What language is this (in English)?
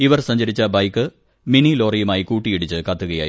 Malayalam